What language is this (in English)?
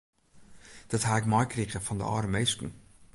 Western Frisian